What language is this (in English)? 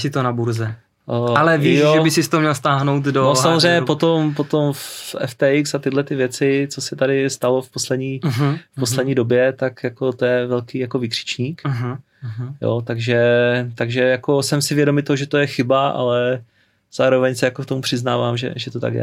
Czech